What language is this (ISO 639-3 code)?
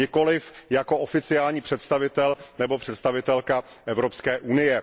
ces